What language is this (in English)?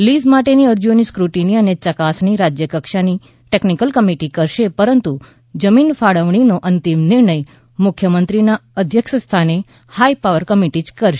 Gujarati